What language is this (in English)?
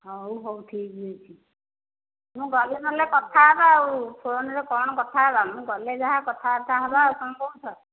Odia